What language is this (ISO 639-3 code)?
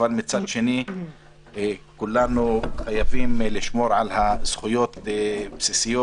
heb